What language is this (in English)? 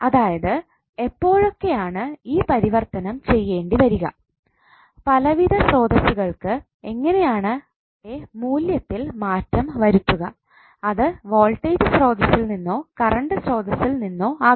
Malayalam